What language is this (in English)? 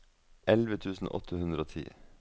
Norwegian